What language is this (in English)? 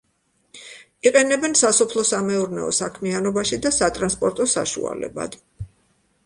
Georgian